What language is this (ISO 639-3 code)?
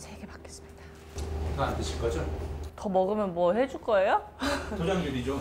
kor